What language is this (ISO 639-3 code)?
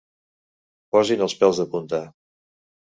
cat